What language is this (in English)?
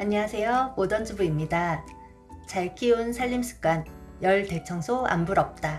Korean